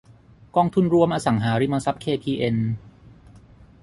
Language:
Thai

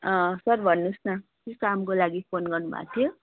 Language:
Nepali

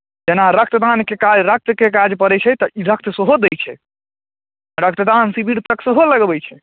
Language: Maithili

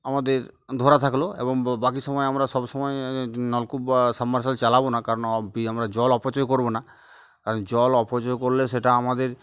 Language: Bangla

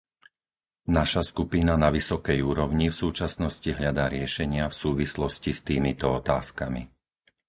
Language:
Slovak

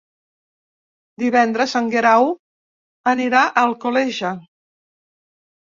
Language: Catalan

